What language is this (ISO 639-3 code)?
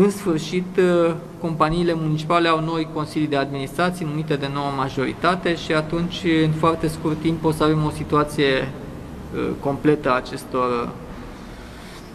ron